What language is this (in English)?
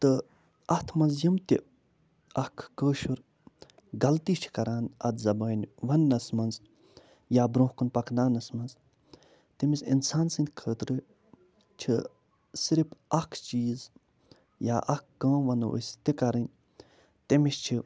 Kashmiri